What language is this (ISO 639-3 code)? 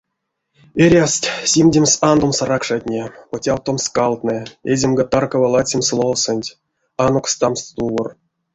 myv